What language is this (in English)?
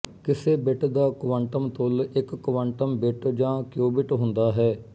Punjabi